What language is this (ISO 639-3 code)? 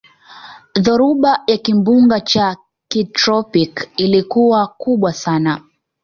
swa